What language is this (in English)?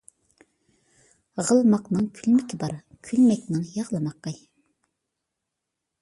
Uyghur